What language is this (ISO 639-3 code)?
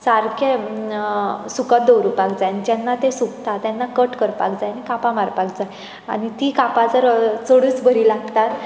kok